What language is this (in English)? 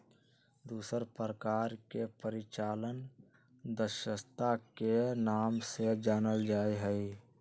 Magahi